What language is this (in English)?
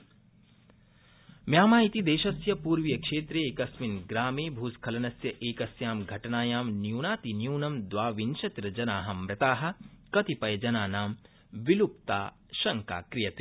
Sanskrit